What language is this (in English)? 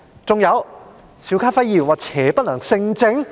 Cantonese